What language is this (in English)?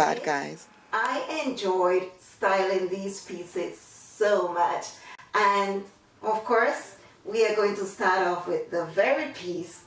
English